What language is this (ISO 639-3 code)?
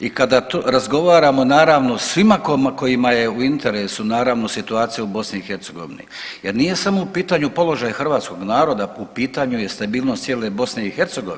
hrv